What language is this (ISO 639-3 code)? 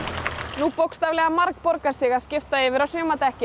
isl